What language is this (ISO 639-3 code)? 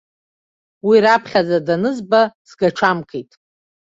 abk